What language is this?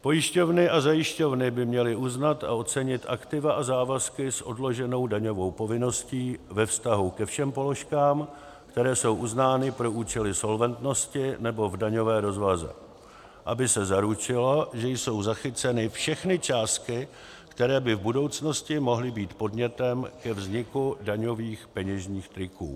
Czech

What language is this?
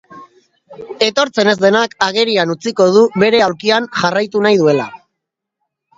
Basque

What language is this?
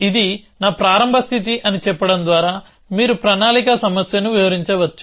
Telugu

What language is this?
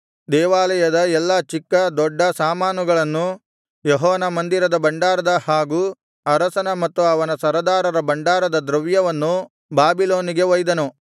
Kannada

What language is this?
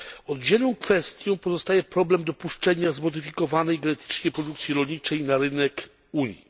Polish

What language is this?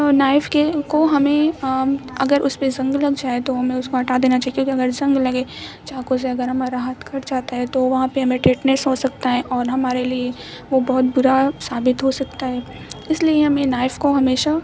Urdu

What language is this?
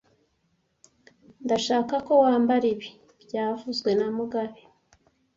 Kinyarwanda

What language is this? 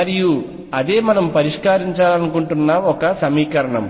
Telugu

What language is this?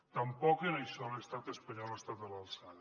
Catalan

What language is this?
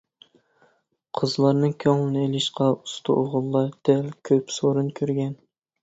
Uyghur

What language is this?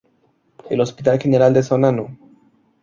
Spanish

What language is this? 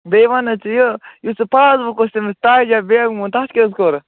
Kashmiri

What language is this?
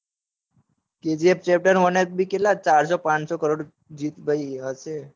Gujarati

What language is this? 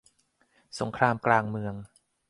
Thai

